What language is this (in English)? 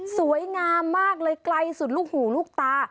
Thai